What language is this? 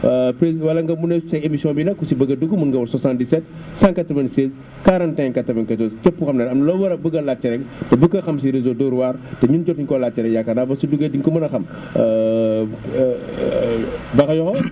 Wolof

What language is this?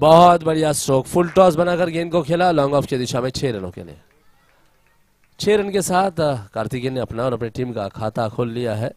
Hindi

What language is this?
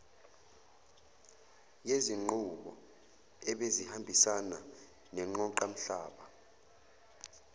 Zulu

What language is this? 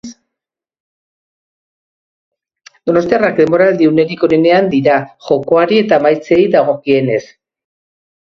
Basque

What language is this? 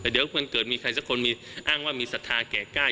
Thai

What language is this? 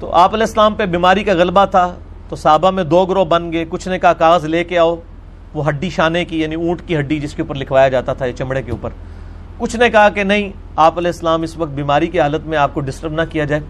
Urdu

